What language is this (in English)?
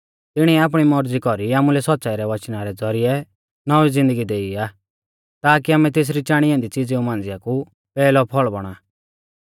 Mahasu Pahari